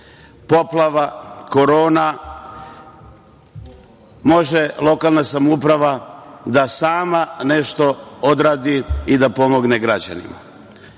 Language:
Serbian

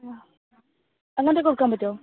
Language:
Malayalam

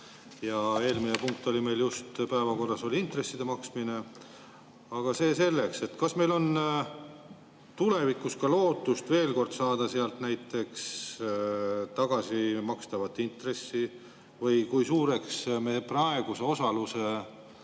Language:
Estonian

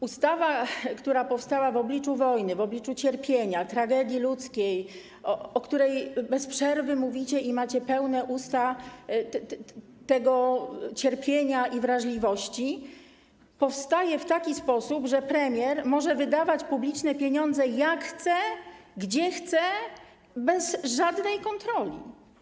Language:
Polish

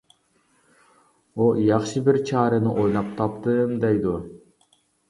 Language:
Uyghur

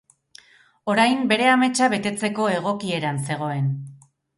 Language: Basque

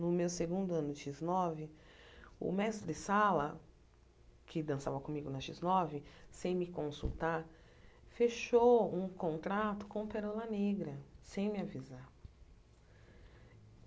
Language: Portuguese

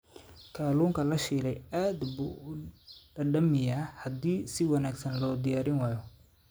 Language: Somali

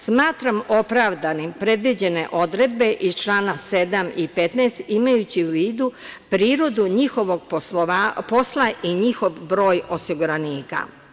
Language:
Serbian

